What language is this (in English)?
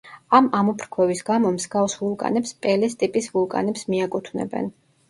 Georgian